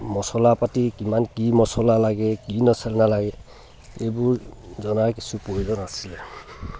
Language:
Assamese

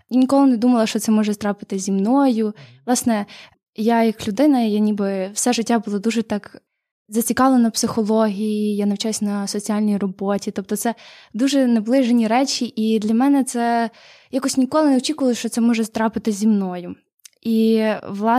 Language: Ukrainian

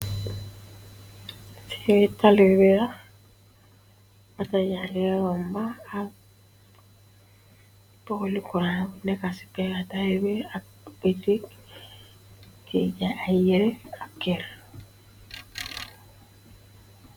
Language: Wolof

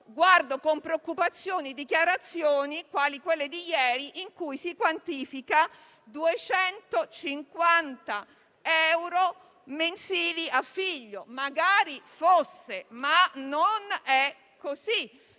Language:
Italian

